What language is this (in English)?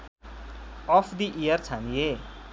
Nepali